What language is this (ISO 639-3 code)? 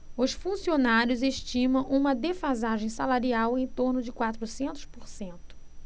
por